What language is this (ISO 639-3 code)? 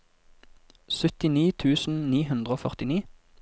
nor